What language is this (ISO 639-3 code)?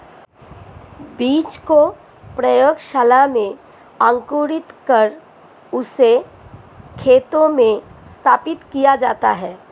hin